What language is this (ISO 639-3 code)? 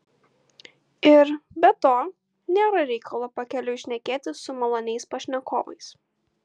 lit